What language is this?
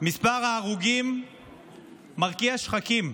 Hebrew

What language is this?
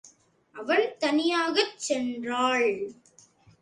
Tamil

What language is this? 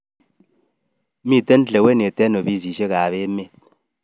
Kalenjin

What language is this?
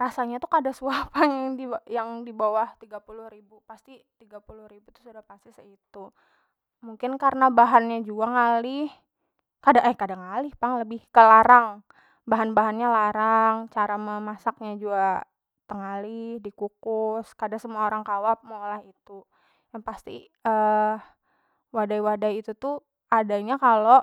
Banjar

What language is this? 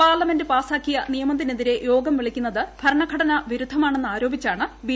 Malayalam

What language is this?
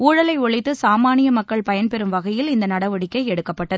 Tamil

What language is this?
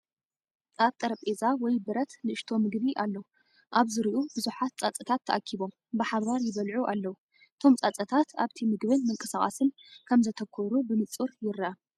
Tigrinya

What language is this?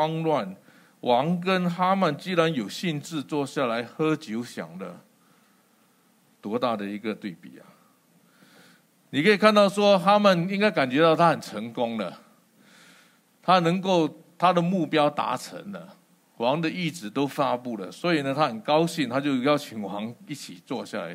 Chinese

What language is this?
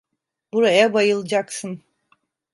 Turkish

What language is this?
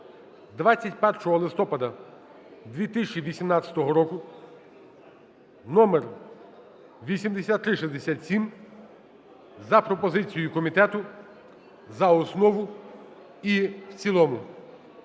Ukrainian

